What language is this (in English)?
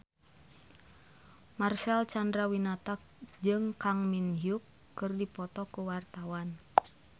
Sundanese